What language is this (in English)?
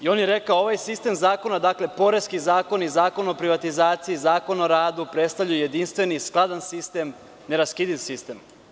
Serbian